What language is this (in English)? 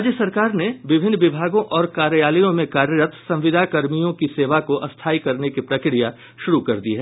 Hindi